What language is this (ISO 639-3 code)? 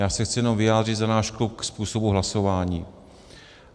ces